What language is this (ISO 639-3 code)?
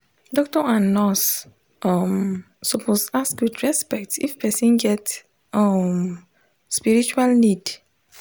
pcm